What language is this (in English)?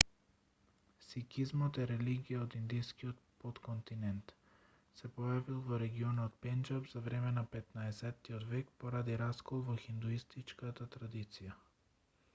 Macedonian